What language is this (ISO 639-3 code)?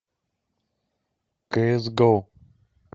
rus